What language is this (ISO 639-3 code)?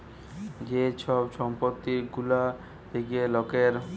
ben